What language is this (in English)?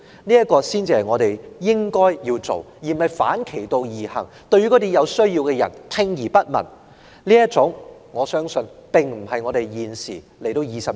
Cantonese